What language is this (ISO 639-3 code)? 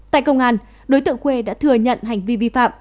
vie